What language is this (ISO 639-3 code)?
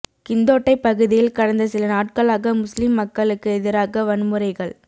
tam